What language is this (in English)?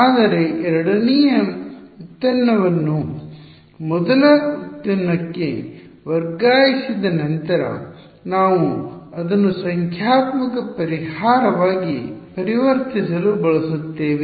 Kannada